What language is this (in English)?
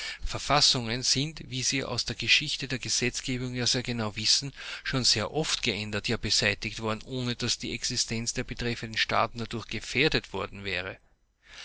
German